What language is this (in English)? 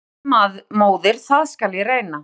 Icelandic